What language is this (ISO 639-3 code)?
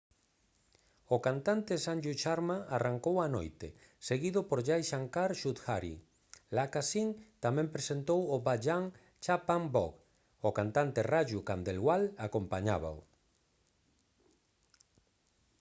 glg